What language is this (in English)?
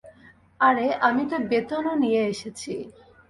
Bangla